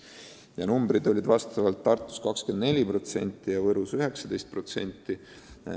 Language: Estonian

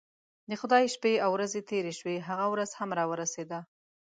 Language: Pashto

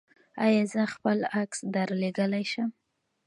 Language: Pashto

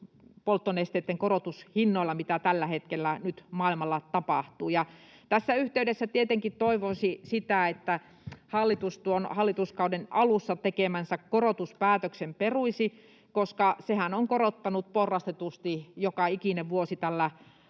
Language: Finnish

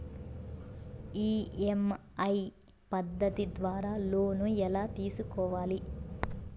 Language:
Telugu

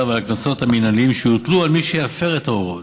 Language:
Hebrew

